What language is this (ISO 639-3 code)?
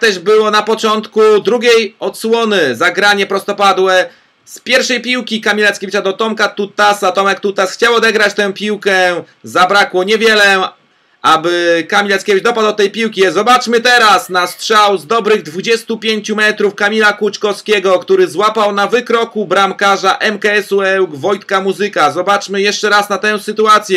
pol